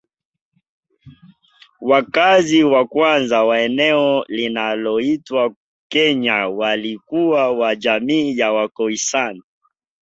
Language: Swahili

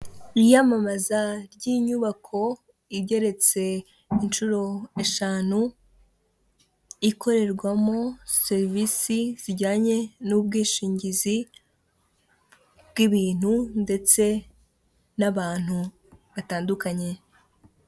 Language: Kinyarwanda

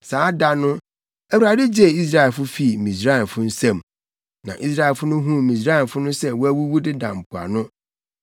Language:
Akan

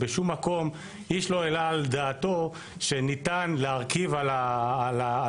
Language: Hebrew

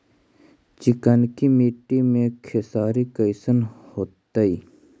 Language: Magahi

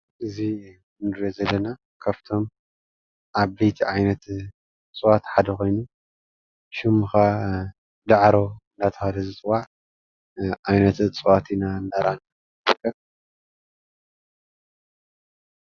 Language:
Tigrinya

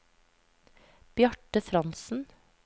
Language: Norwegian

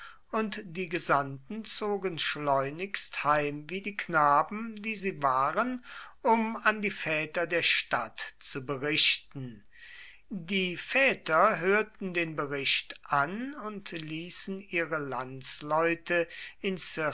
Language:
German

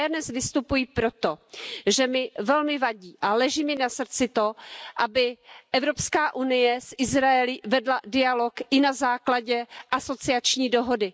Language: Czech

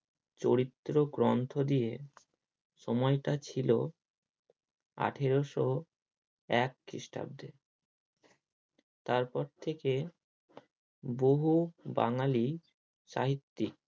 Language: Bangla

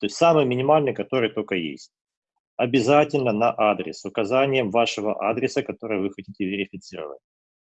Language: Russian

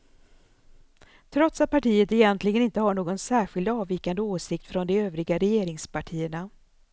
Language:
Swedish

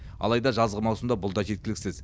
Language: Kazakh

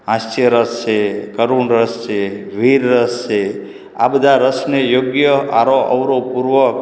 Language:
Gujarati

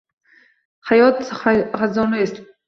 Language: Uzbek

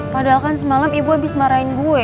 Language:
Indonesian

